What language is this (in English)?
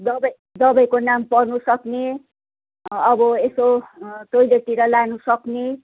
Nepali